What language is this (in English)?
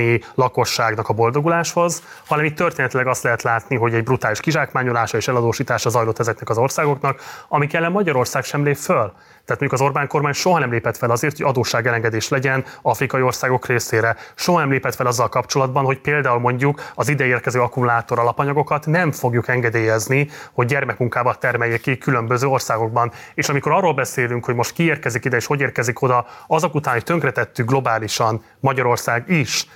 Hungarian